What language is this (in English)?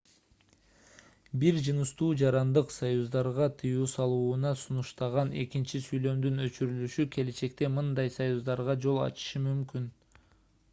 Kyrgyz